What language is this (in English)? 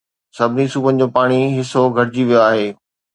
Sindhi